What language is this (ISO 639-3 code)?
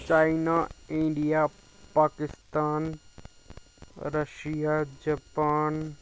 doi